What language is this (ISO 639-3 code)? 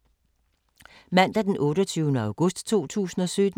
dan